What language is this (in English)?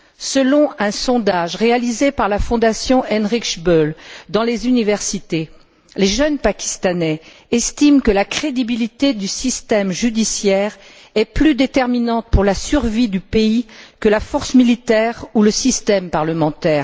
French